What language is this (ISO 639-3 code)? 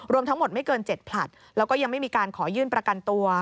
tha